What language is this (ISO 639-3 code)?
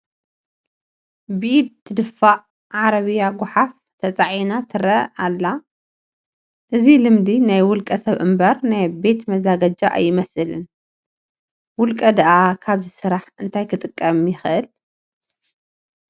tir